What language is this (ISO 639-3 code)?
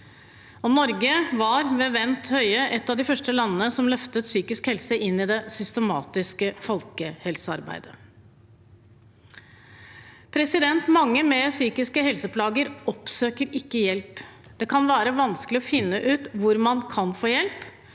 nor